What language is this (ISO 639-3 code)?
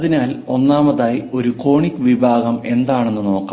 mal